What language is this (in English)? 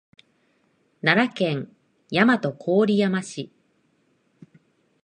Japanese